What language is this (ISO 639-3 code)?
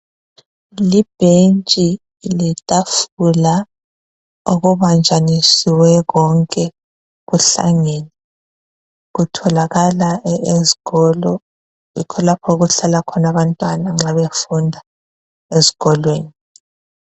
nde